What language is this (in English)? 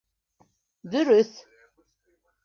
Bashkir